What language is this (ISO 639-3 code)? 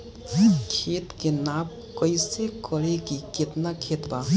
bho